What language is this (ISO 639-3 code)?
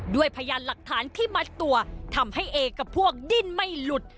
tha